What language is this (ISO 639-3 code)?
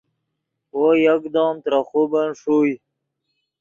ydg